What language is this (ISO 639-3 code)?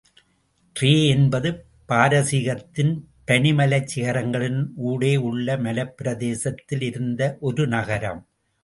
tam